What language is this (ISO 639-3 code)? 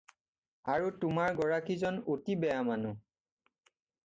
asm